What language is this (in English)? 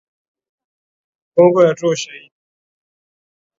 Swahili